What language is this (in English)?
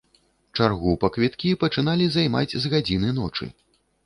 Belarusian